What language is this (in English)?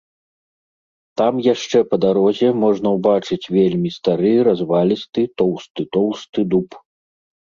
Belarusian